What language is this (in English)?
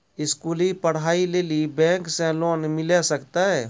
Maithili